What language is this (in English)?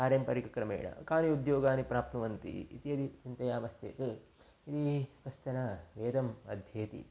Sanskrit